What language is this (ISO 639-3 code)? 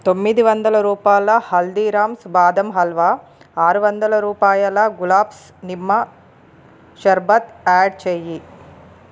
tel